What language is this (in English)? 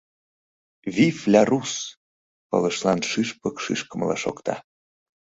Mari